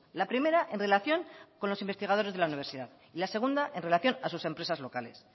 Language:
Spanish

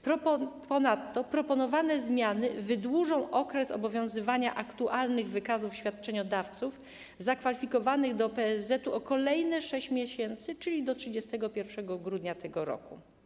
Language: Polish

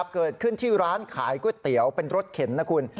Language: Thai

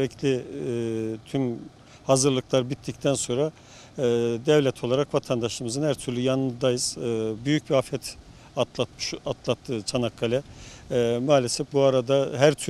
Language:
Turkish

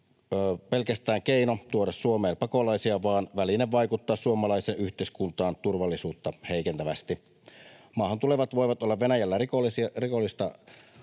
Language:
Finnish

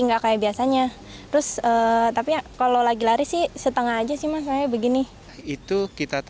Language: Indonesian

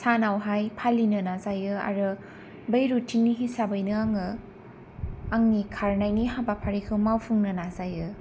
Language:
Bodo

